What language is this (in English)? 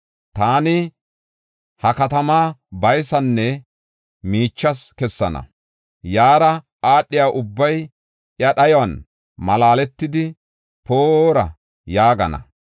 Gofa